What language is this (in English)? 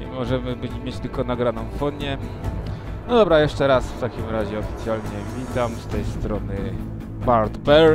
Polish